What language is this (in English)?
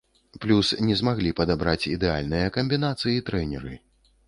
Belarusian